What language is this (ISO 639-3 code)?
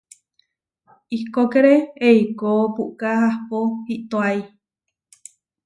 var